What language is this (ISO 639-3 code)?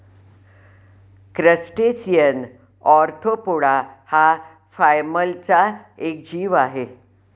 mar